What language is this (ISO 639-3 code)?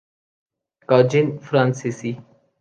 urd